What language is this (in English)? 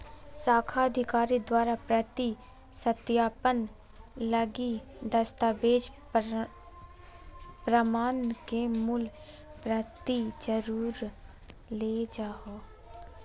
Magahi